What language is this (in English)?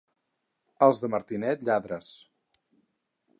Catalan